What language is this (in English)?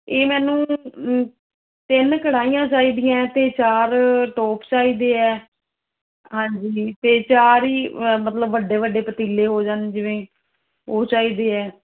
Punjabi